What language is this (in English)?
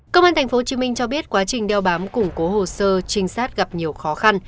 Vietnamese